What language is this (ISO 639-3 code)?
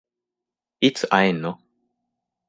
jpn